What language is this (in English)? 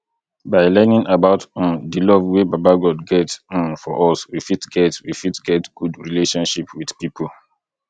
Nigerian Pidgin